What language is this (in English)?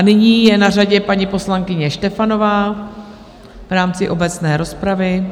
Czech